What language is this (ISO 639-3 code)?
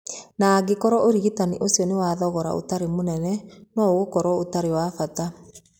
kik